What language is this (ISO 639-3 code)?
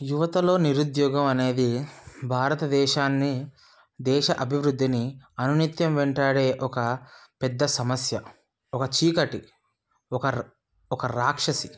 tel